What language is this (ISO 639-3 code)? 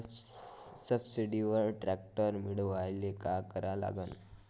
mar